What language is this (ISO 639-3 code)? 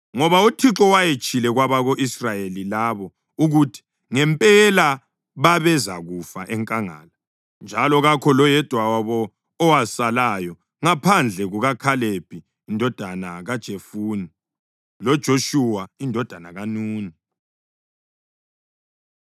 nde